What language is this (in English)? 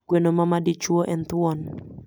Luo (Kenya and Tanzania)